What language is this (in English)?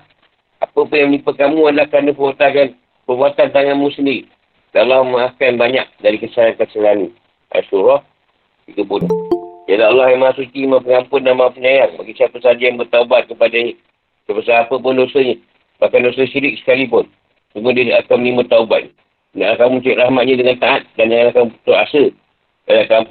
Malay